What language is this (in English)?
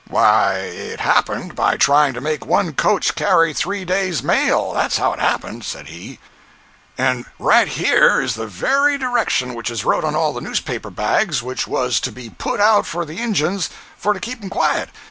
English